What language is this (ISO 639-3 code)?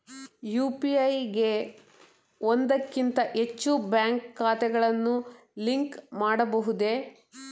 kan